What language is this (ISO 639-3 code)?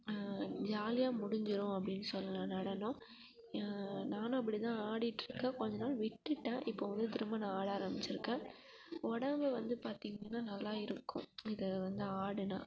tam